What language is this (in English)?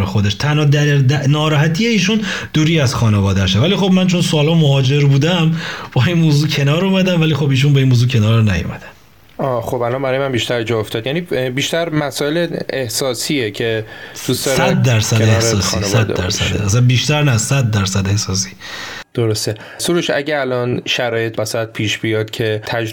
Persian